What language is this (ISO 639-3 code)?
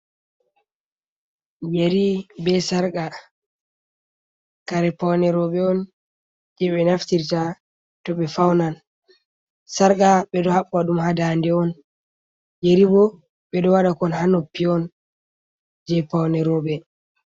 ful